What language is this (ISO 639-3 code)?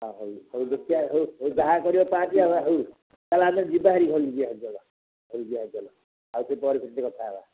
ori